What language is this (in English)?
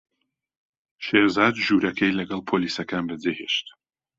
Central Kurdish